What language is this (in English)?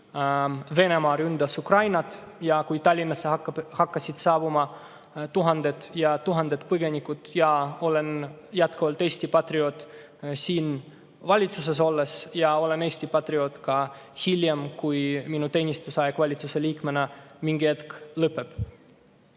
Estonian